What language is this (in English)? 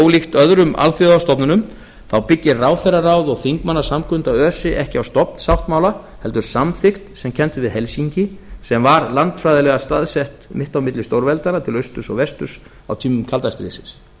Icelandic